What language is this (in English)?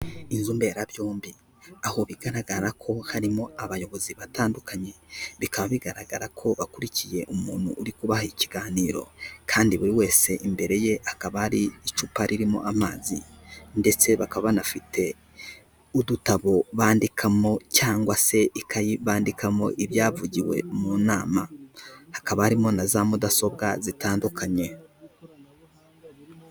Kinyarwanda